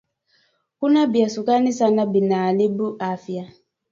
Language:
Swahili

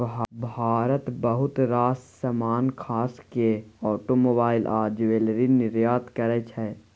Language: Maithili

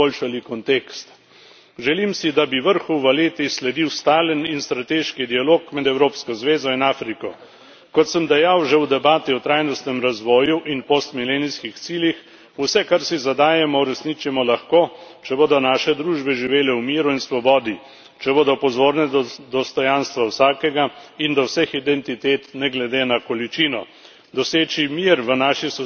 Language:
Slovenian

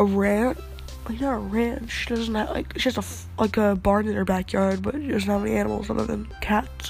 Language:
English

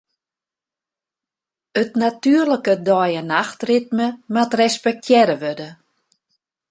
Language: Western Frisian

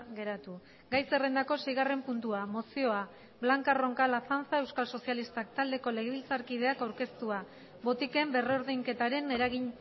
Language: Basque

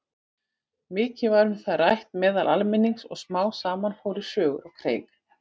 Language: Icelandic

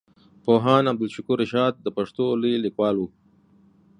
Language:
Pashto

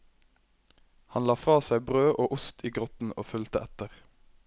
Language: Norwegian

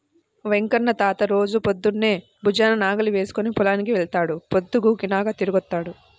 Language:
Telugu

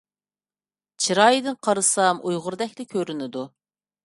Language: Uyghur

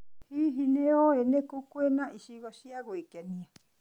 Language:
Kikuyu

